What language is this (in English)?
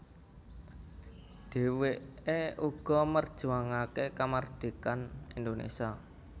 Javanese